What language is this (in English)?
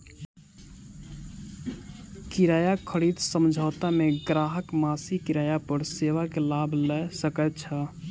Maithili